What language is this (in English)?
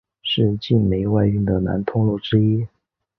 Chinese